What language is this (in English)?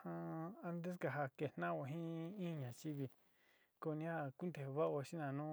Sinicahua Mixtec